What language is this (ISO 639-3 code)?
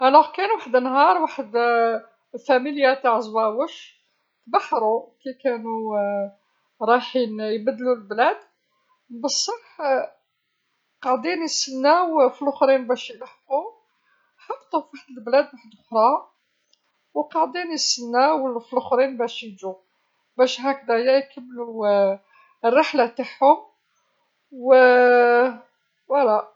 arq